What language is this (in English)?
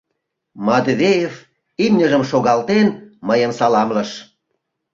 Mari